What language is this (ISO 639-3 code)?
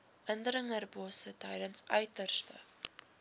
afr